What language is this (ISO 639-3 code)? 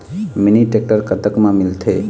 hne